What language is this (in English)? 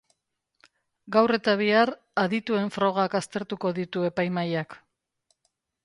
Basque